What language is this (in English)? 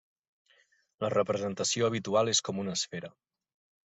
Catalan